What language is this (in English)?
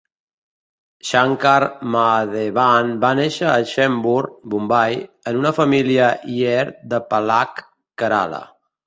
Catalan